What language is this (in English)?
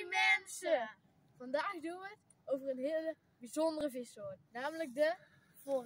Dutch